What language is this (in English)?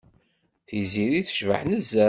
Kabyle